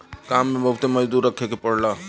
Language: Bhojpuri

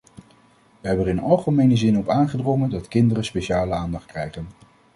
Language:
Dutch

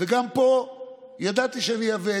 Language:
Hebrew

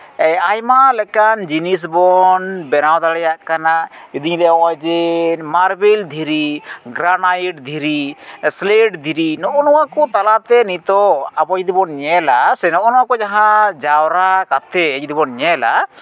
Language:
Santali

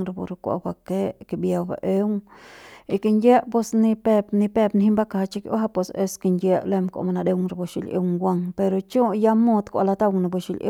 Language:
Central Pame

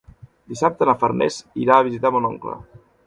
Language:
Catalan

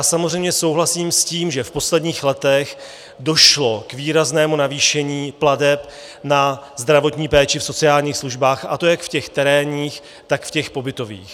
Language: Czech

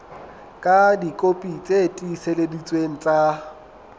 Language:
Southern Sotho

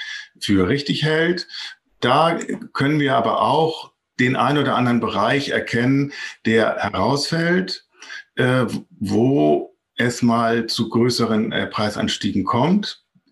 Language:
German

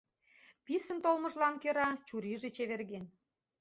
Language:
Mari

